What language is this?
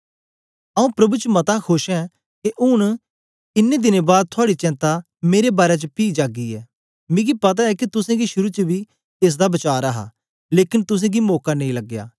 Dogri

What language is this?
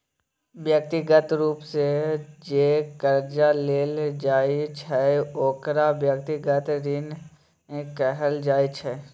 Maithili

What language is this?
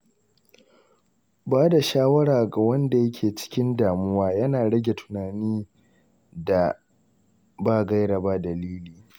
Hausa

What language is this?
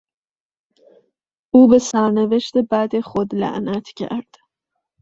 Persian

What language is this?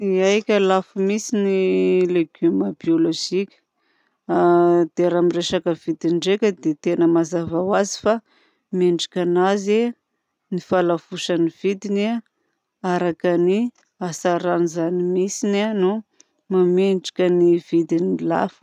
Southern Betsimisaraka Malagasy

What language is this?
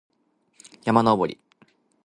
Japanese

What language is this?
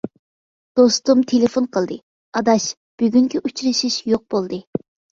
Uyghur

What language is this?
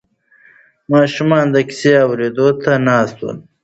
Pashto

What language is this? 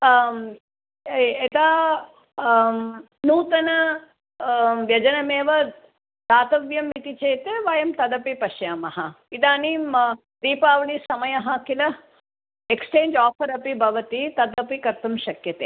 Sanskrit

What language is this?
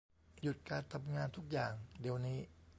Thai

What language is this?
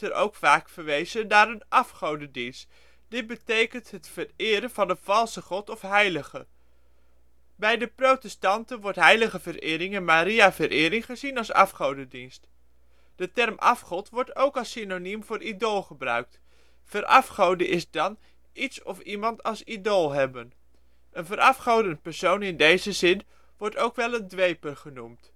Dutch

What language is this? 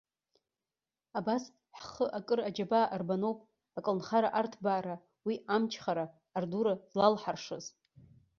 Abkhazian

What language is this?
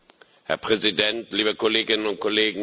German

